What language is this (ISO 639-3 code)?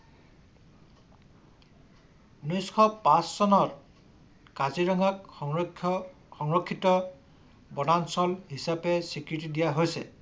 asm